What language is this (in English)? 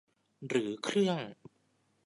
Thai